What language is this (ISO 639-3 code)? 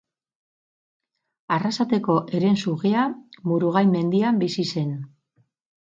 eus